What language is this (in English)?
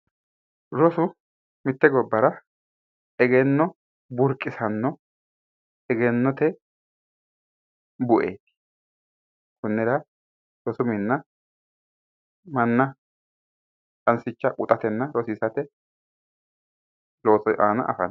Sidamo